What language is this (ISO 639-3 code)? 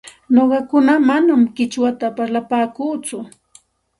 qxt